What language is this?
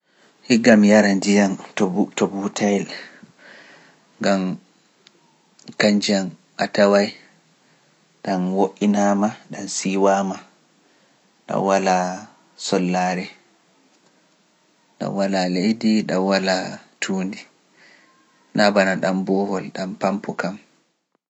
Pular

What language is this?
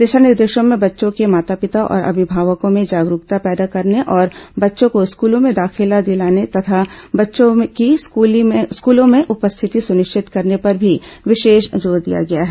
Hindi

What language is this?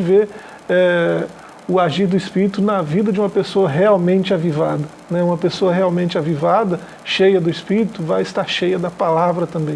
Portuguese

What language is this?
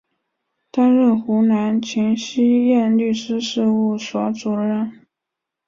Chinese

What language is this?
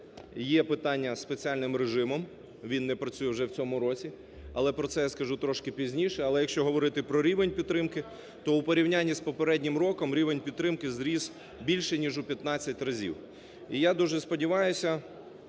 Ukrainian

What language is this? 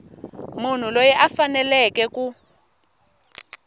Tsonga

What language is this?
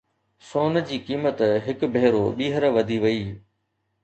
Sindhi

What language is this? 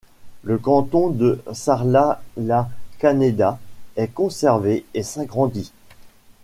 French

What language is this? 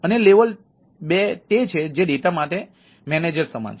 Gujarati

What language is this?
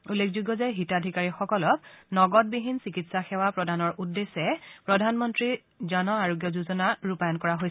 Assamese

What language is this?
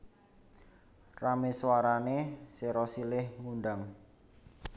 Javanese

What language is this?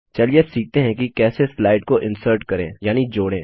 Hindi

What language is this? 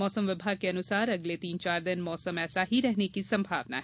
Hindi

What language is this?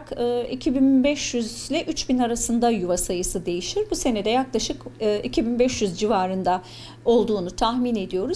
Turkish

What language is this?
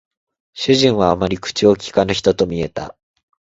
Japanese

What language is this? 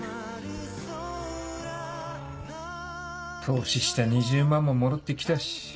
Japanese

